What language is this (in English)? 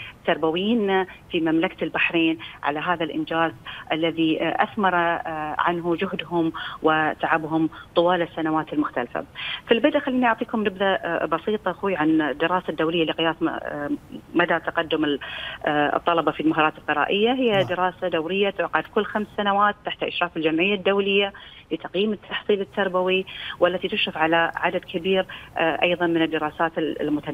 Arabic